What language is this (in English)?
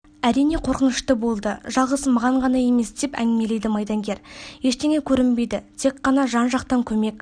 Kazakh